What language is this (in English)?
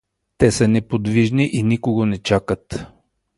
Bulgarian